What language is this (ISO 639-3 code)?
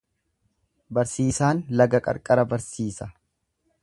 orm